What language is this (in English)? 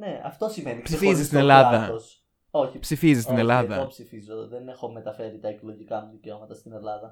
Greek